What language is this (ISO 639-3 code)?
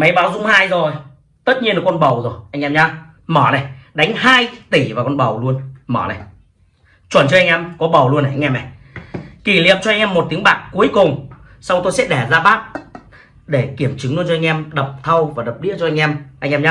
vie